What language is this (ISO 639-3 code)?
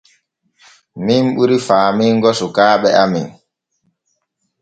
fue